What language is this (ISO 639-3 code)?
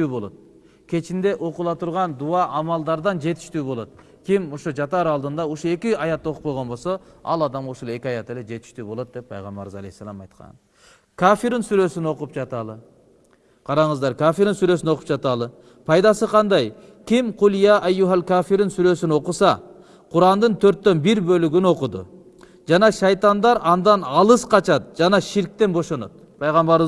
tur